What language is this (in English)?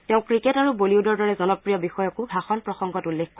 Assamese